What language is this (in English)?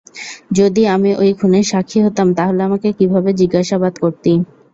Bangla